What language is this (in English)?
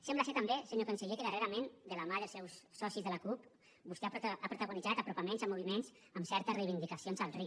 Catalan